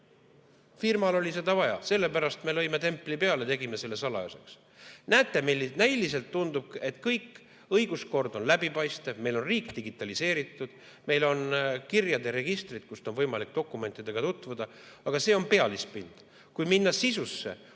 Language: Estonian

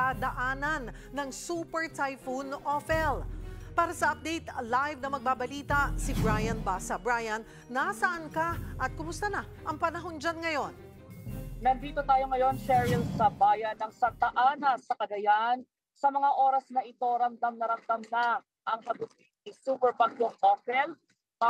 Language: Filipino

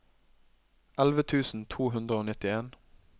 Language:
Norwegian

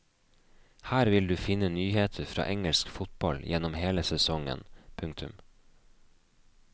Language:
Norwegian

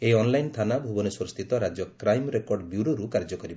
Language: Odia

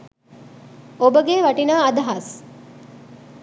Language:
Sinhala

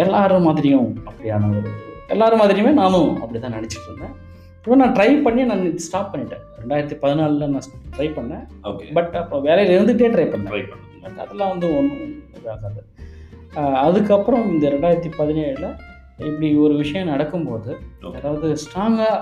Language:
Tamil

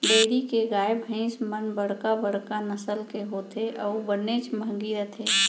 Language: Chhattisgarhi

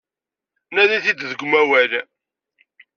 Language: Kabyle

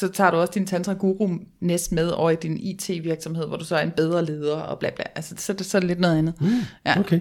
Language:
Danish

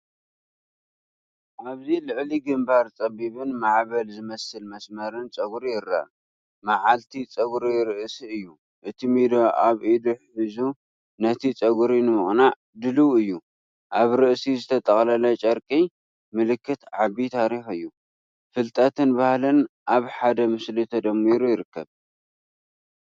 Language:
Tigrinya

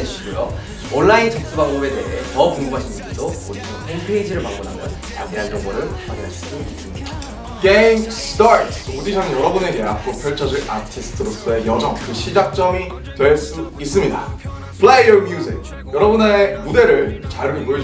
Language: Korean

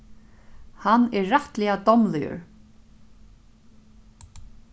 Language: Faroese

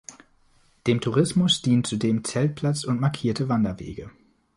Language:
German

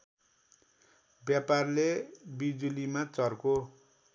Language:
Nepali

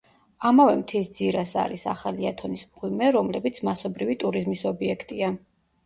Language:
Georgian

